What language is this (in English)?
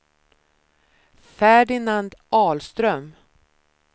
Swedish